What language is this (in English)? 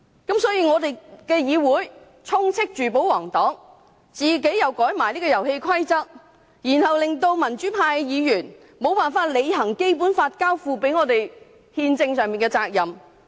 Cantonese